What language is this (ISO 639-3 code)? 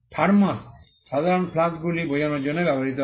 ben